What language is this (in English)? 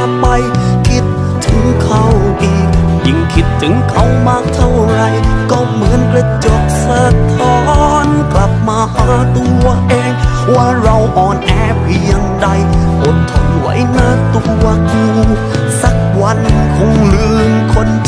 Thai